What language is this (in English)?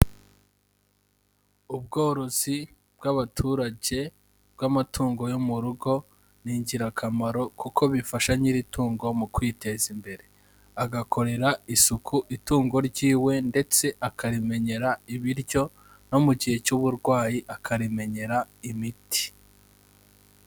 Kinyarwanda